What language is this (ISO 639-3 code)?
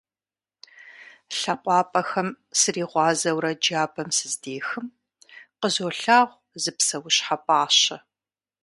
kbd